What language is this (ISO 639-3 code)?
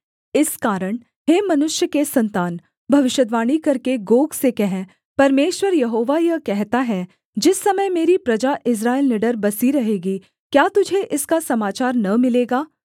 hin